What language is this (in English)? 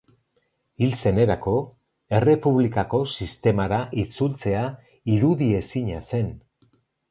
Basque